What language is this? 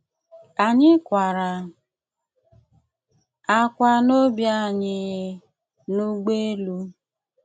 Igbo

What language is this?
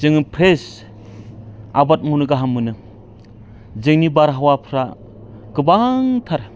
Bodo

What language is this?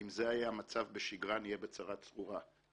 Hebrew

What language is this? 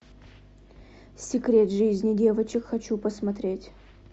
Russian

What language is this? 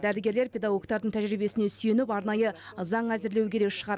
Kazakh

